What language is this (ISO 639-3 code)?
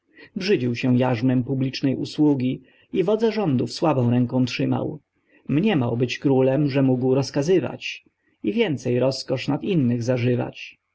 pol